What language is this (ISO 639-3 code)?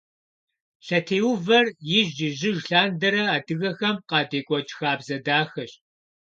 kbd